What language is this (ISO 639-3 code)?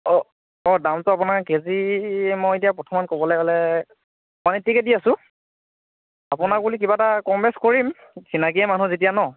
asm